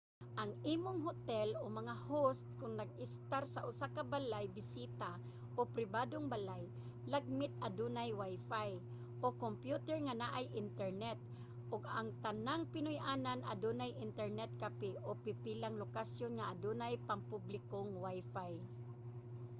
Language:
Cebuano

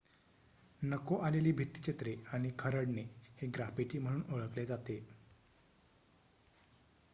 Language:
Marathi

